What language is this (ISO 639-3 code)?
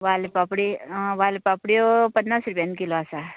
kok